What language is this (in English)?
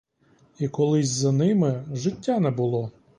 Ukrainian